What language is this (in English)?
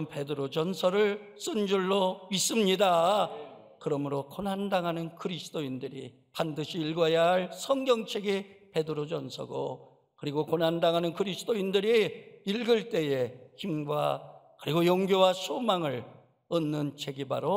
Korean